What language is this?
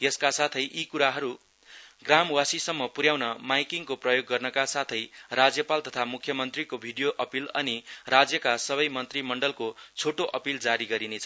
Nepali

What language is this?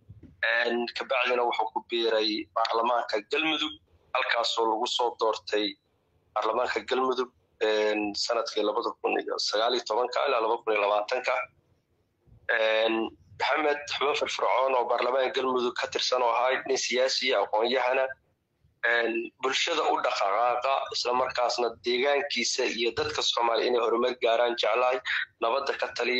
Arabic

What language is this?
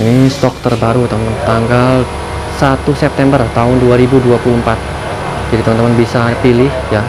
Indonesian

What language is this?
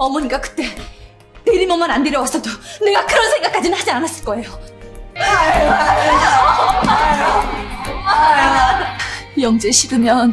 Korean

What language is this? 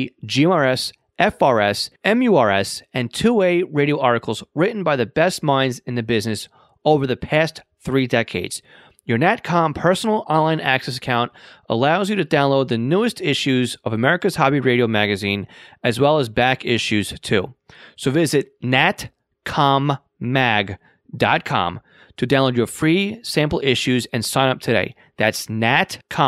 English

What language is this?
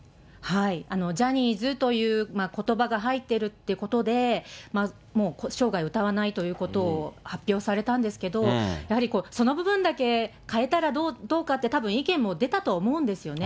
Japanese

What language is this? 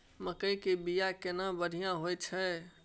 Maithili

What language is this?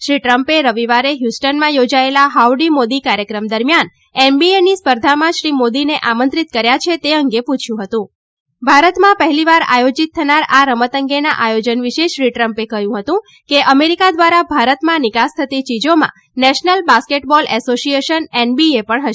Gujarati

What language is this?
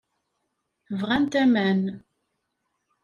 Kabyle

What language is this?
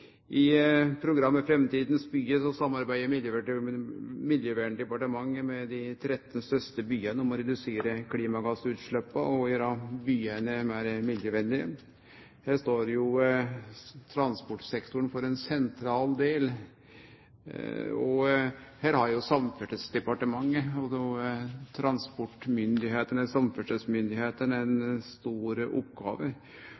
Norwegian Nynorsk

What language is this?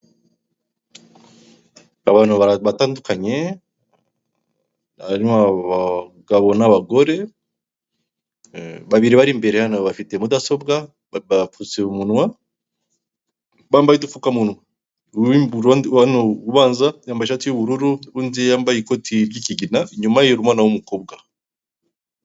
Kinyarwanda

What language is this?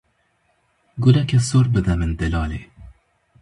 Kurdish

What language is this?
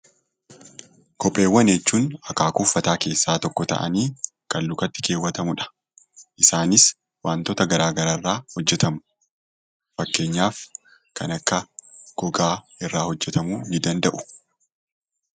Oromo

